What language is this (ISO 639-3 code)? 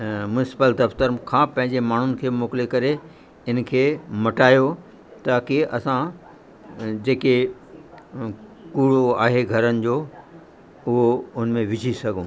snd